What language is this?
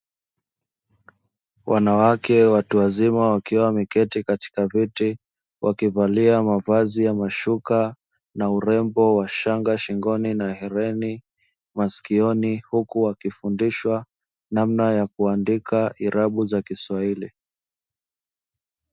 Swahili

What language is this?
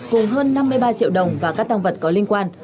Vietnamese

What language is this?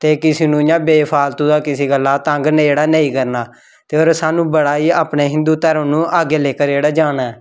Dogri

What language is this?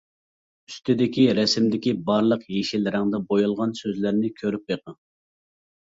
Uyghur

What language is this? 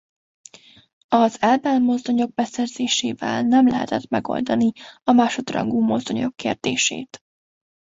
Hungarian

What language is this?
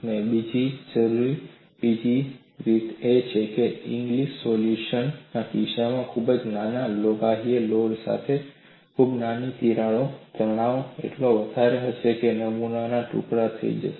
Gujarati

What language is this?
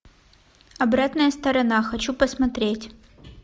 Russian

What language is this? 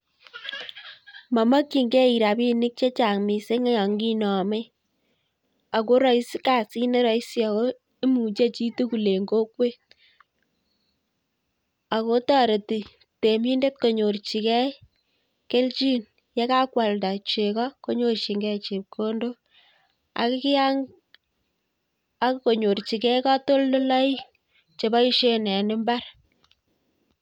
Kalenjin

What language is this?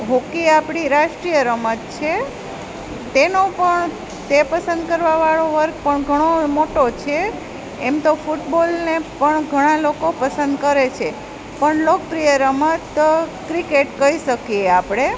Gujarati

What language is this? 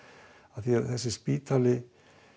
Icelandic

